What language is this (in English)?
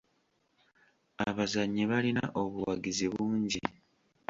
Ganda